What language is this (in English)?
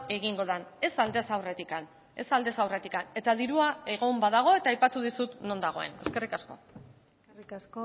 Basque